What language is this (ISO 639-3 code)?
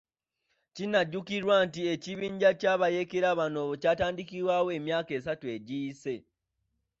lug